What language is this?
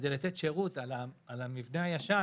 Hebrew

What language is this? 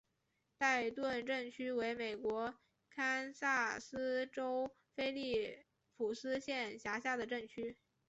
Chinese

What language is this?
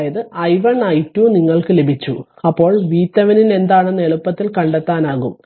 Malayalam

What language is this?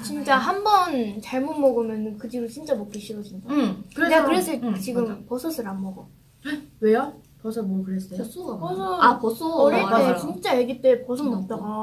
Korean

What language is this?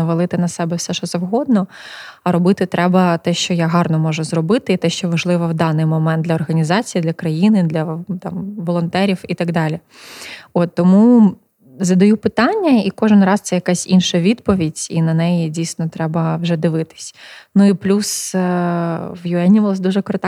Ukrainian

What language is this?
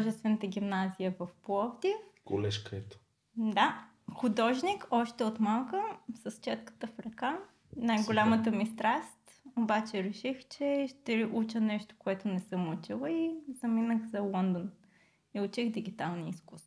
Bulgarian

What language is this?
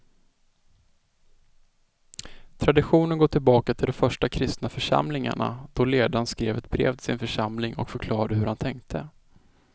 Swedish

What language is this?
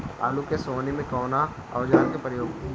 Bhojpuri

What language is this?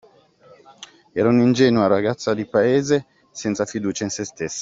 Italian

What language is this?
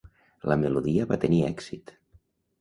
Catalan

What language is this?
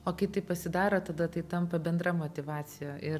Lithuanian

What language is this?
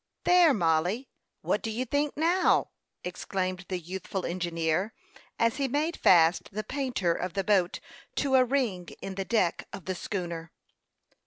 English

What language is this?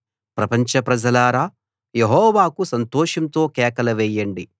Telugu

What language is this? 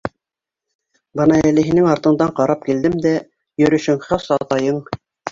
Bashkir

